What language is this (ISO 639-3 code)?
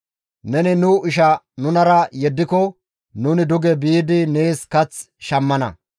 gmv